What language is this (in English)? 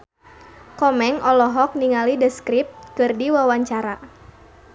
Sundanese